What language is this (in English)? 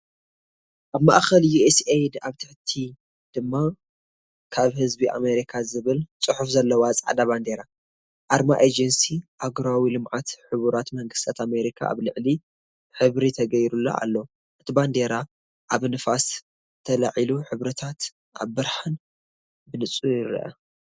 Tigrinya